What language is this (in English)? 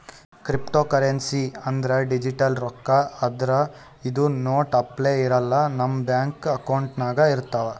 Kannada